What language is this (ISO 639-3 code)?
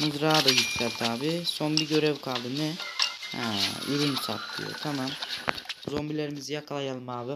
tur